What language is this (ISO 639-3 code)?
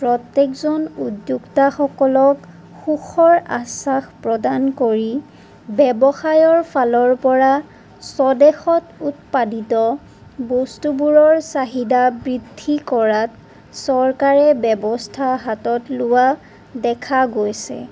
asm